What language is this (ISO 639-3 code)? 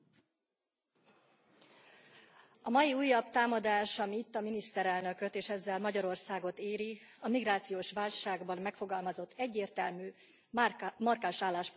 hun